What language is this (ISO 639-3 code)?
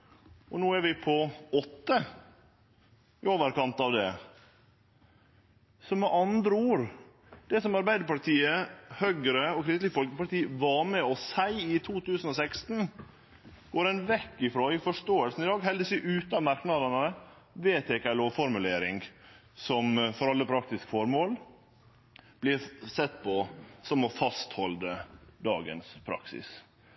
nno